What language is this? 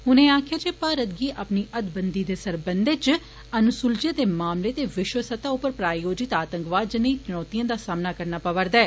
Dogri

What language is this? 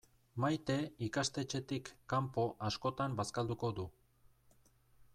Basque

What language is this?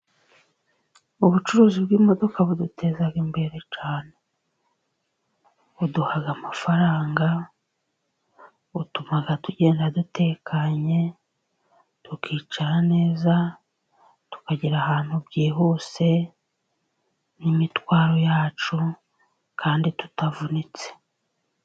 Kinyarwanda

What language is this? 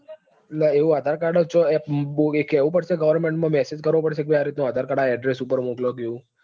Gujarati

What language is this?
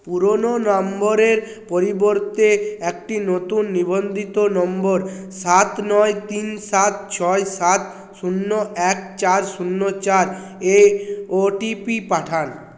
Bangla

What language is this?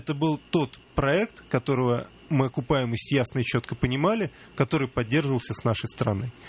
Russian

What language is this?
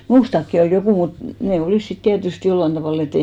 Finnish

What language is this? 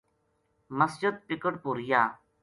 Gujari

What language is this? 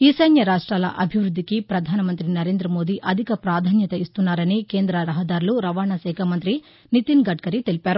Telugu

